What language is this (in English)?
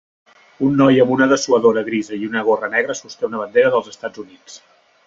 Catalan